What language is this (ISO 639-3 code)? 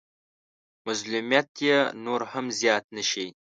pus